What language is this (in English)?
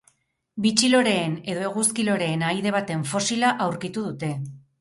Basque